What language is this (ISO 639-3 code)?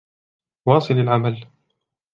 ara